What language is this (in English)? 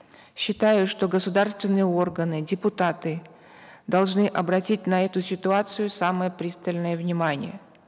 Kazakh